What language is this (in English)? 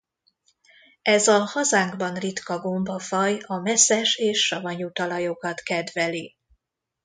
Hungarian